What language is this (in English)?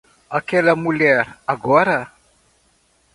Portuguese